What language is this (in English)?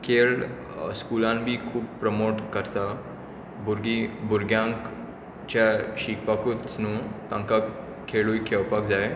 Konkani